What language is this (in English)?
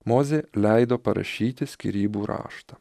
Lithuanian